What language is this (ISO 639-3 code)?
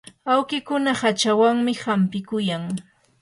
qur